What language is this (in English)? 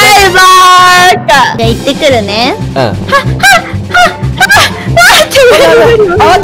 Japanese